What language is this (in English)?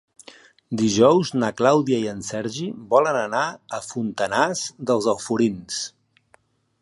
Catalan